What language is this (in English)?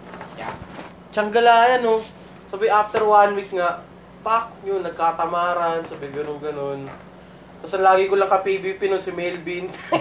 Filipino